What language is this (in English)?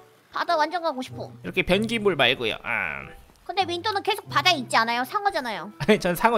Korean